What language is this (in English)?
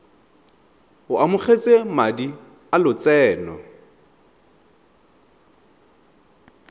Tswana